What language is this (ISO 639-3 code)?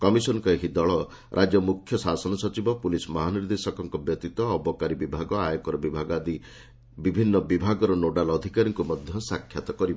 ori